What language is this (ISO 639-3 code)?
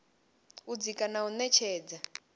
ven